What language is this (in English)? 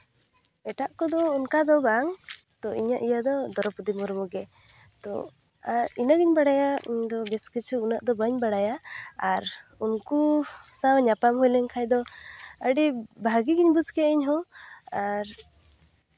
Santali